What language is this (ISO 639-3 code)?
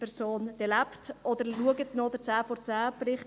gsw